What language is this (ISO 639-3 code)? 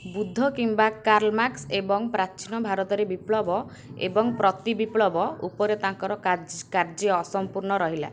ori